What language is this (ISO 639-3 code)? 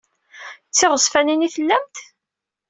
kab